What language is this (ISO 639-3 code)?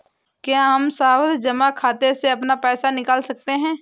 hin